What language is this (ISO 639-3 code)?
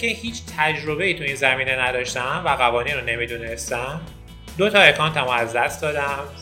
fas